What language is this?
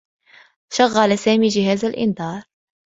Arabic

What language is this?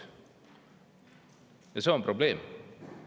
Estonian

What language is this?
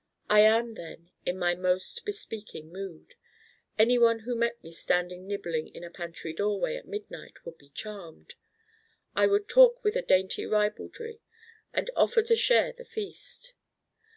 English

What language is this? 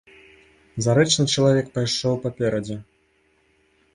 Belarusian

